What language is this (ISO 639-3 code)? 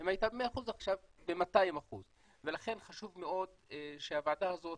heb